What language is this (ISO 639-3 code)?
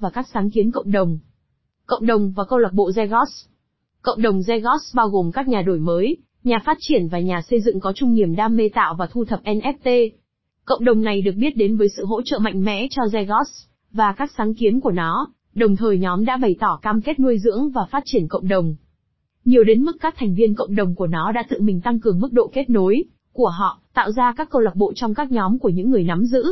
vie